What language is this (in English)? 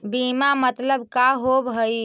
Magahi